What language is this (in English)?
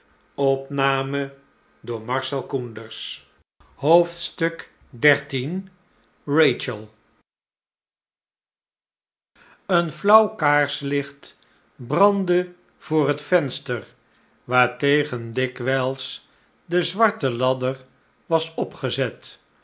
Dutch